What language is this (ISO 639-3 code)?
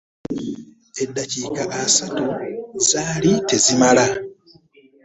lug